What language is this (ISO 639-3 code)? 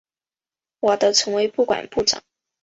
zho